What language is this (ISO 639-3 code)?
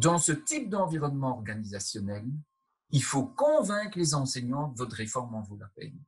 fra